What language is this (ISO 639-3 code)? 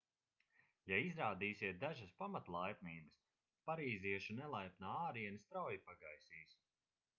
lav